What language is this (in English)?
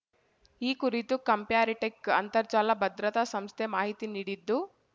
Kannada